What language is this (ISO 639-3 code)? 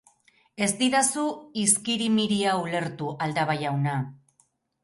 eus